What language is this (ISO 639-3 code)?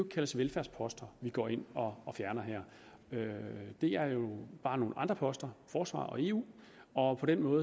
dan